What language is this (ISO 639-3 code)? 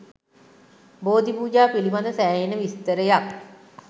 sin